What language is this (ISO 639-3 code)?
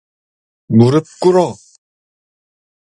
kor